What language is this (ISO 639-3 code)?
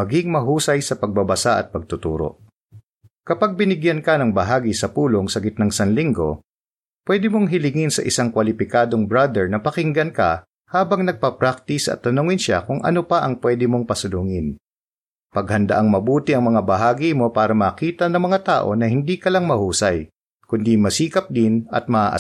fil